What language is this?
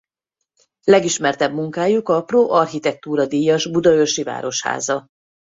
Hungarian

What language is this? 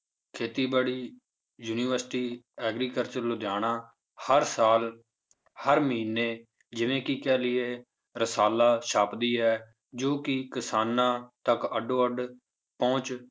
Punjabi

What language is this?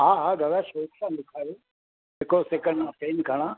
Sindhi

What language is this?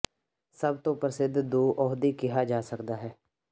Punjabi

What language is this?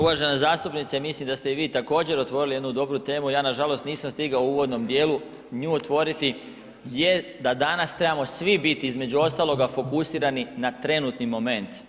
Croatian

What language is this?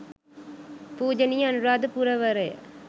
Sinhala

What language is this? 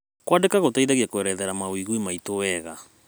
Kikuyu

